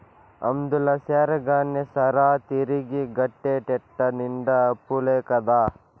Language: Telugu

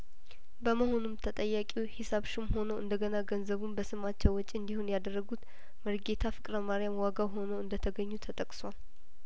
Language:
Amharic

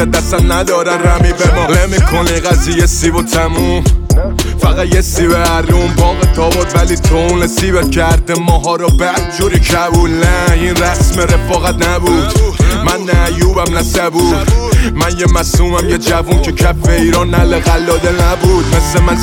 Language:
Persian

